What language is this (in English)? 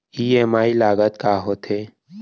Chhattisgarhi